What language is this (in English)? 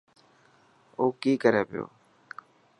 Dhatki